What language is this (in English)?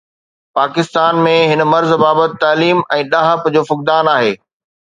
Sindhi